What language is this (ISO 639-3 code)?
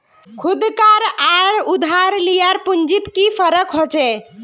mag